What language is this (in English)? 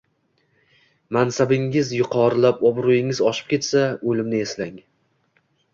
Uzbek